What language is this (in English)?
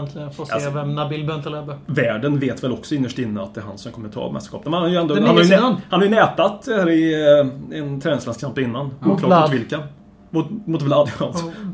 Swedish